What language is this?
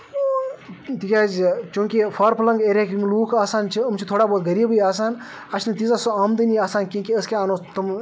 Kashmiri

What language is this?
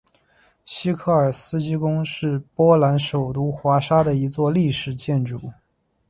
Chinese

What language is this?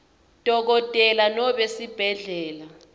Swati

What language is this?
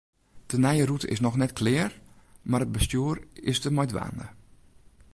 Western Frisian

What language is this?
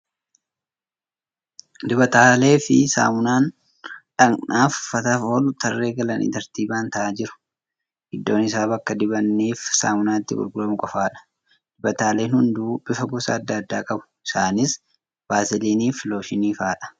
Oromo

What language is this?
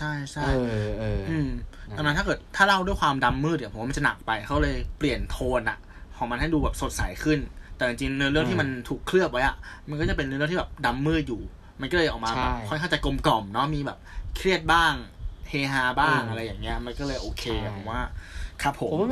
Thai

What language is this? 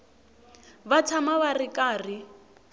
Tsonga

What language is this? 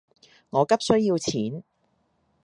Cantonese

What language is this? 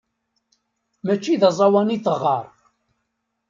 Kabyle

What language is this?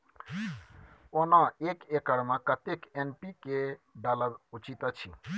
Maithili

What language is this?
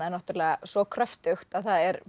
Icelandic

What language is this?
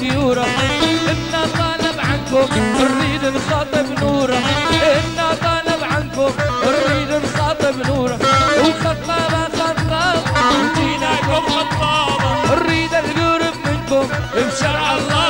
Arabic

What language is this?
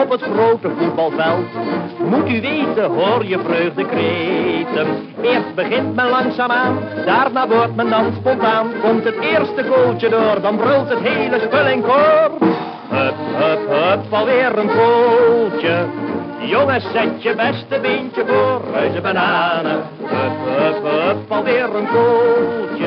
Dutch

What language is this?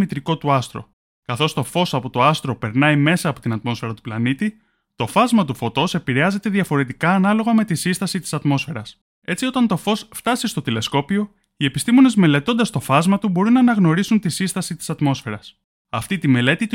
Greek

